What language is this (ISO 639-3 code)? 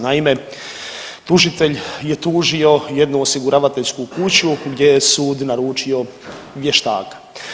hrv